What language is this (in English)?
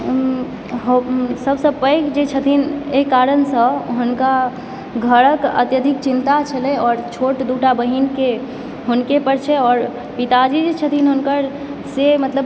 Maithili